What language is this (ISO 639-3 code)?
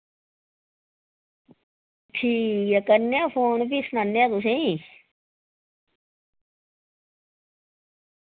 doi